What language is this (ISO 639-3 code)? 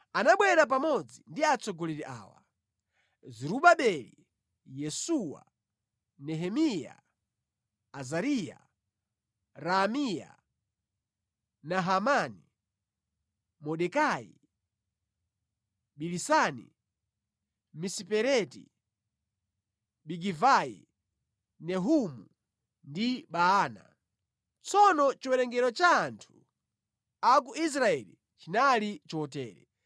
nya